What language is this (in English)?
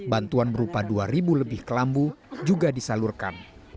Indonesian